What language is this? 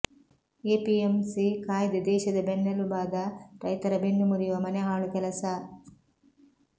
Kannada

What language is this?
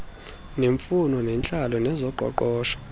Xhosa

